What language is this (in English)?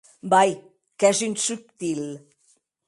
Occitan